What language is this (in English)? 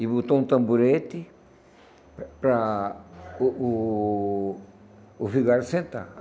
Portuguese